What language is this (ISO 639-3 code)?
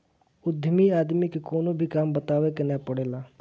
bho